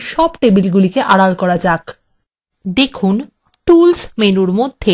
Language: Bangla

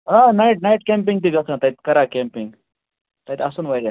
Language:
Kashmiri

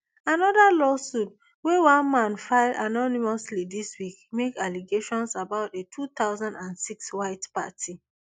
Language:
Nigerian Pidgin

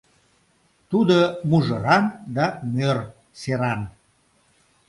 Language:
Mari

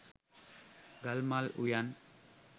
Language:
Sinhala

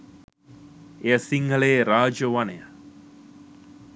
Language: Sinhala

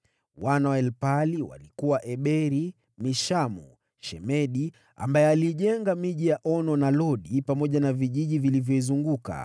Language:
Swahili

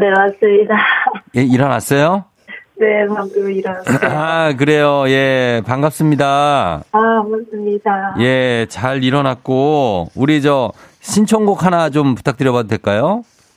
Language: Korean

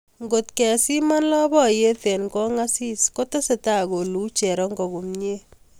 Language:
Kalenjin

